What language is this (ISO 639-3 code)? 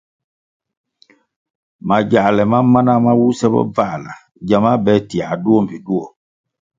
nmg